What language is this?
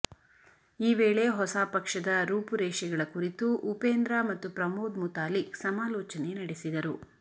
Kannada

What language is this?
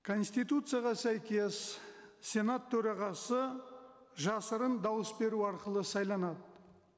Kazakh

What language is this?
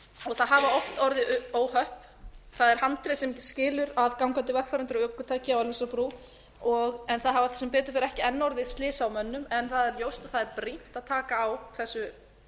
Icelandic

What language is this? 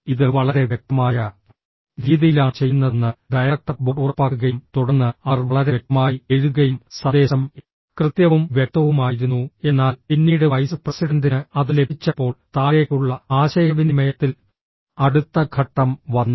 Malayalam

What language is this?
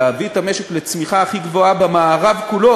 Hebrew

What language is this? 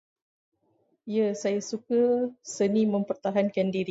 Malay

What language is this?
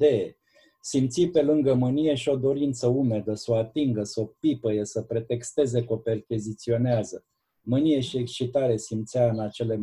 Romanian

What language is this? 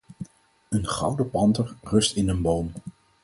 Dutch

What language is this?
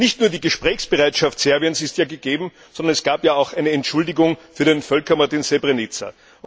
German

